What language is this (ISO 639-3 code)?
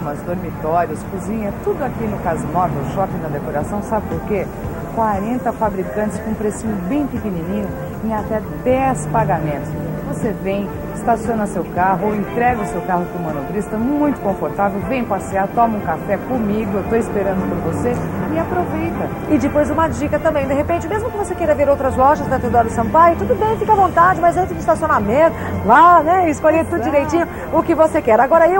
por